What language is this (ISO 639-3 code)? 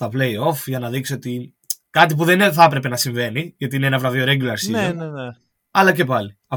ell